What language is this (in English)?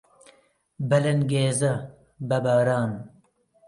Central Kurdish